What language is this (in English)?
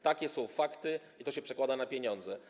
Polish